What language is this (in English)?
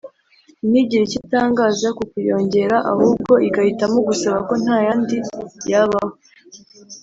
Kinyarwanda